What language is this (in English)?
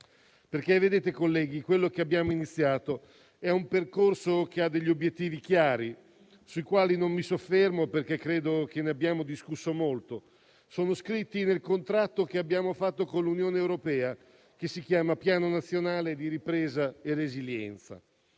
Italian